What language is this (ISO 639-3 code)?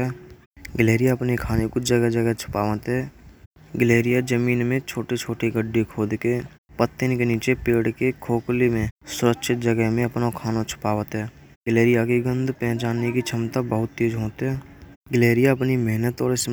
bra